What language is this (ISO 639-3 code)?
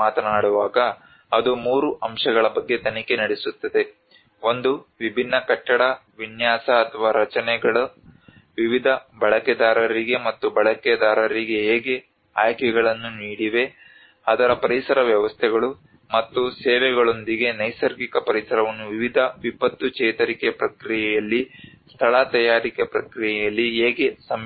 kan